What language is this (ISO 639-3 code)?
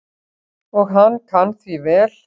isl